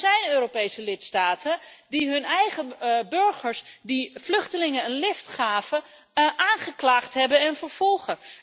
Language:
Dutch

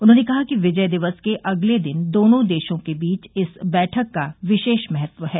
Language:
Hindi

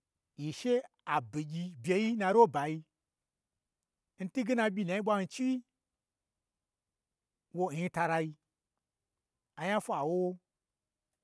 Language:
Gbagyi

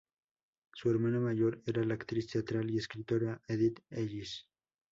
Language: Spanish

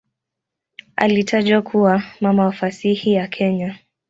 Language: Swahili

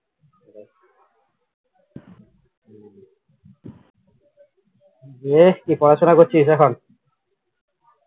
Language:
Bangla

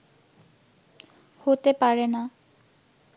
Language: Bangla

